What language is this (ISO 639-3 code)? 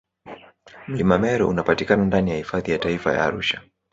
swa